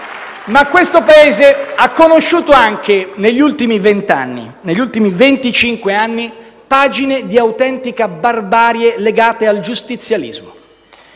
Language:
Italian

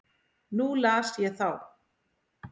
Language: Icelandic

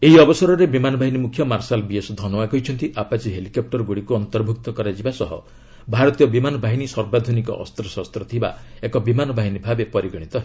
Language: Odia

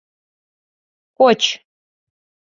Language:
Mari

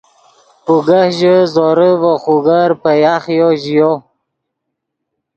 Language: Yidgha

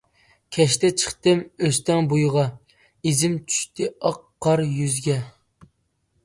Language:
Uyghur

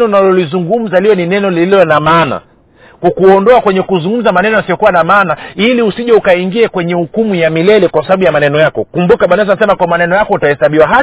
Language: Swahili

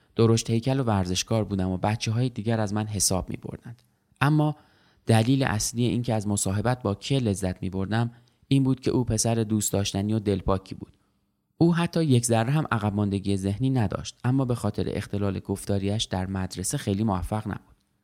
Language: Persian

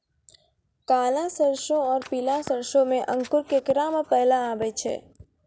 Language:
Maithili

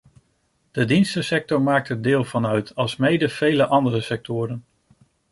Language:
Dutch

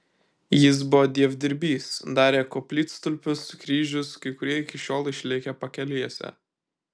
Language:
Lithuanian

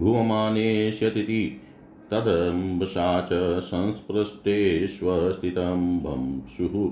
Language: Hindi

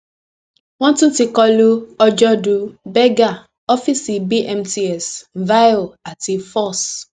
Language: Yoruba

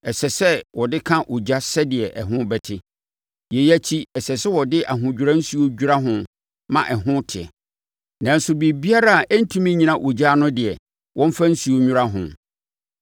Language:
Akan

